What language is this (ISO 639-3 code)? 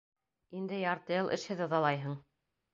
bak